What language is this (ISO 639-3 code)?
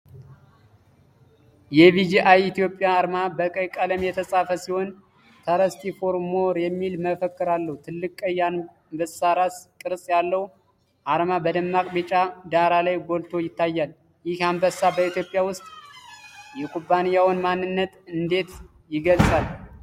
amh